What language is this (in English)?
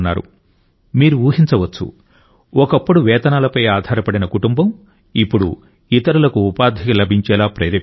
Telugu